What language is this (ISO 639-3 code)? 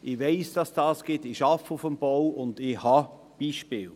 gsw